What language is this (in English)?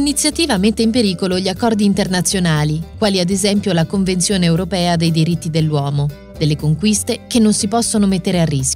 Italian